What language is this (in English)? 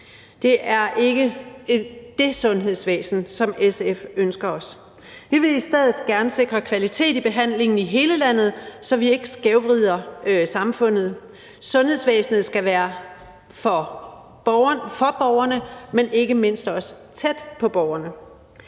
Danish